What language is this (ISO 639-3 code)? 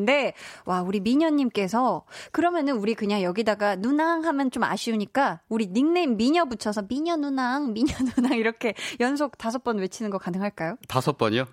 kor